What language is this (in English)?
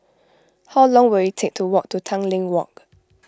English